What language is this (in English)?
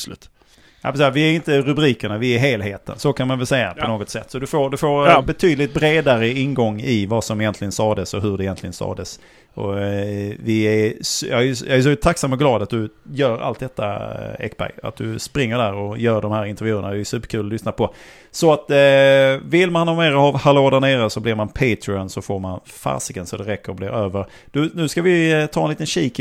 Swedish